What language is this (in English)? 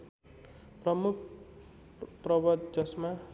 Nepali